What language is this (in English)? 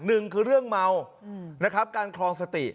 Thai